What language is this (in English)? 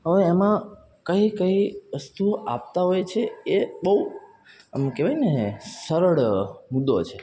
Gujarati